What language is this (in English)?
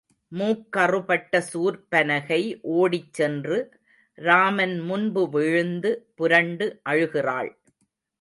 Tamil